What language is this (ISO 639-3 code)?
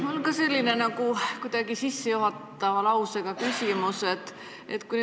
est